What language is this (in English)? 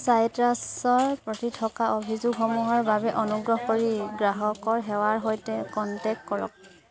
Assamese